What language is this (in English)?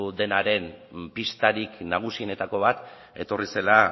Basque